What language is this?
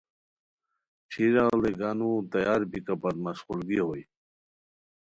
Khowar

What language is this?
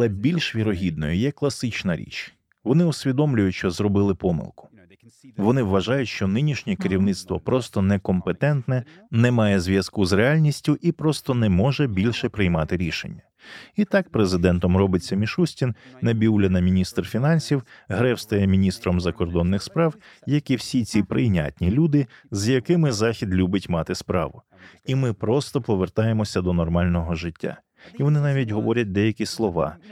Ukrainian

